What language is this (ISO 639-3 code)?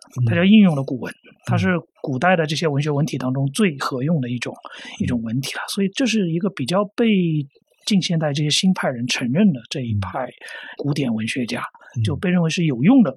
zho